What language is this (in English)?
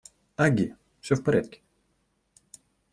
Russian